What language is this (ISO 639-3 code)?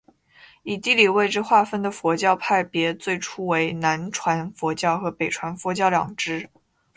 zho